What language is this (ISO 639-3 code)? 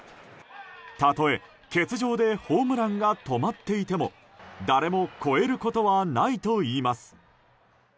jpn